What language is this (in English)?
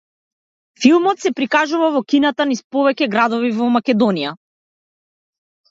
Macedonian